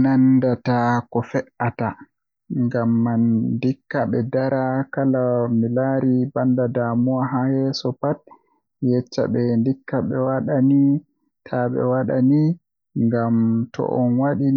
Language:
Western Niger Fulfulde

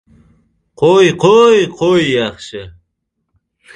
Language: Uzbek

